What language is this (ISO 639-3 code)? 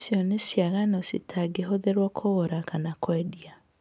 kik